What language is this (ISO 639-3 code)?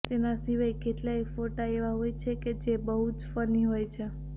guj